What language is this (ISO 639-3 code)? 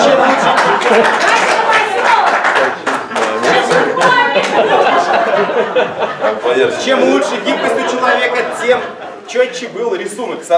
rus